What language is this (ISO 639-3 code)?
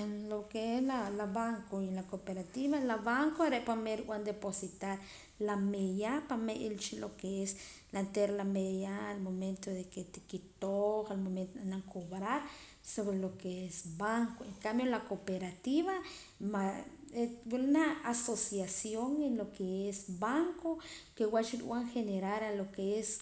poc